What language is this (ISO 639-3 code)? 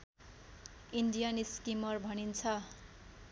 nep